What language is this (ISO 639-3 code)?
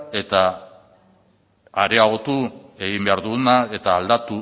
eus